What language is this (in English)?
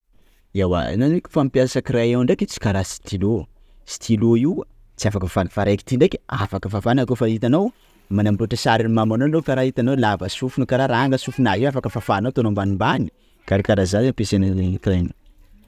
Sakalava Malagasy